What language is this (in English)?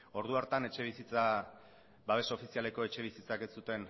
Basque